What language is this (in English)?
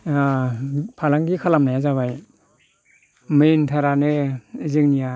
Bodo